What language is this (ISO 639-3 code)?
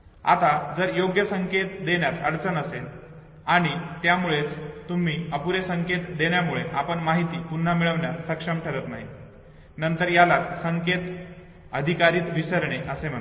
mar